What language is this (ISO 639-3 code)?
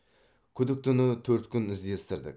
kaz